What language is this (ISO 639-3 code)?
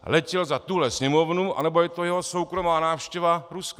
ces